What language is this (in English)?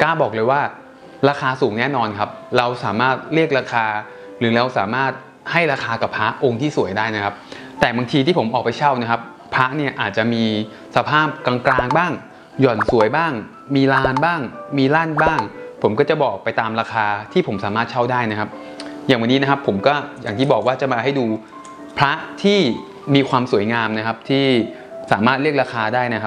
Thai